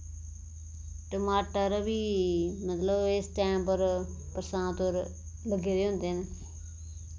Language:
Dogri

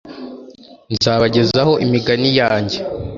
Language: Kinyarwanda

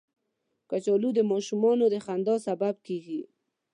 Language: Pashto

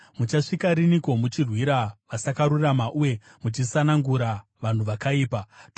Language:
Shona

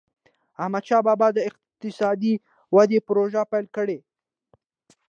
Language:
Pashto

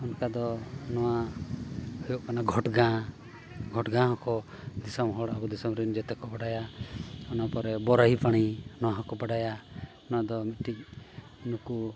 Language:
Santali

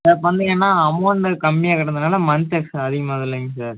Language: Tamil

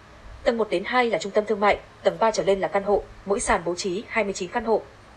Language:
Vietnamese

